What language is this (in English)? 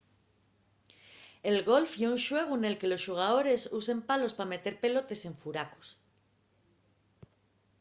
Asturian